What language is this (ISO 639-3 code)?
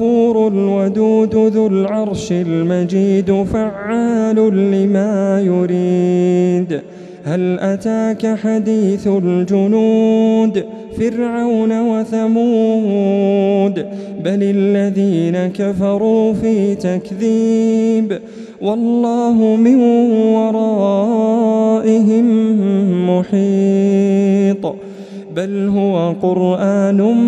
ara